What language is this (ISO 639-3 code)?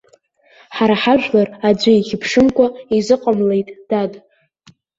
abk